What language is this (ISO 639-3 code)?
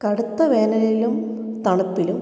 mal